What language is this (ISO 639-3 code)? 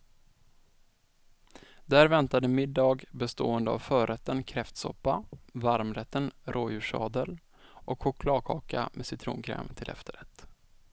swe